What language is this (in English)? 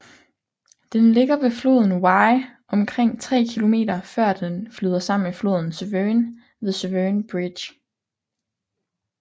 Danish